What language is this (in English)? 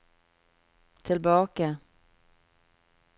Norwegian